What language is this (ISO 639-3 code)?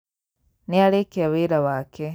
kik